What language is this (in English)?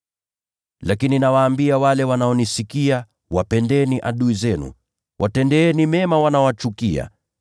Swahili